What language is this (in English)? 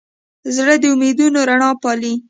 Pashto